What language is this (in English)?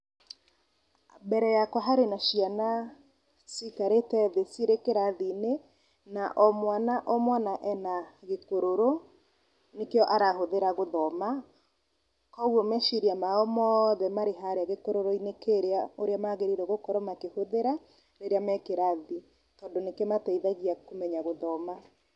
Kikuyu